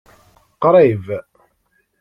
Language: Kabyle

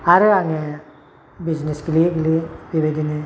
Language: Bodo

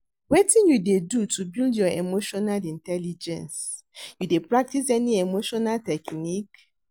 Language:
Nigerian Pidgin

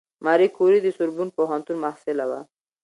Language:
Pashto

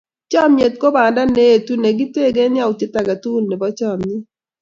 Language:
Kalenjin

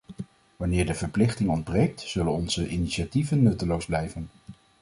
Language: Dutch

